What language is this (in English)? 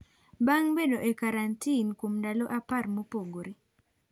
Luo (Kenya and Tanzania)